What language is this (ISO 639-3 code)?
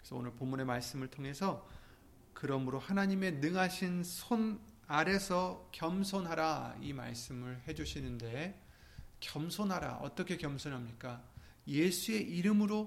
kor